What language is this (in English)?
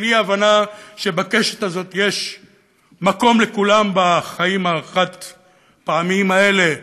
Hebrew